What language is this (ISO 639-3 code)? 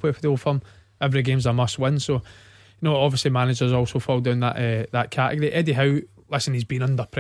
eng